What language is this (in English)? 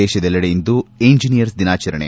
Kannada